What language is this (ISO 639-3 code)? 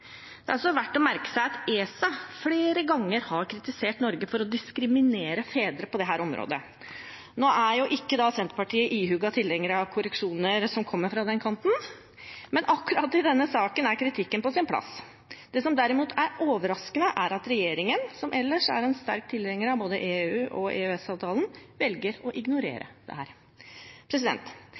nob